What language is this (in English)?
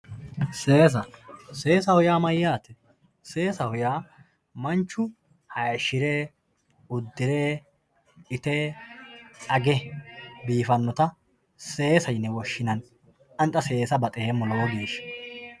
Sidamo